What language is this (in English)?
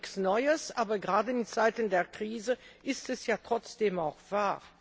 German